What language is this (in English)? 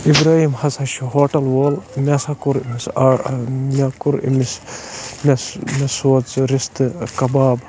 Kashmiri